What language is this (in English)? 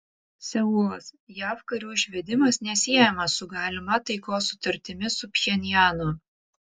Lithuanian